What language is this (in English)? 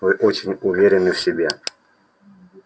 Russian